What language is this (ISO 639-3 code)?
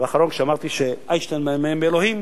heb